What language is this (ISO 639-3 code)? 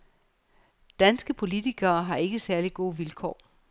dan